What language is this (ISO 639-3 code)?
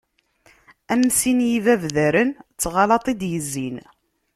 kab